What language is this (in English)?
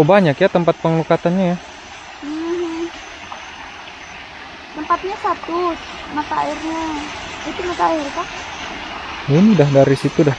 Indonesian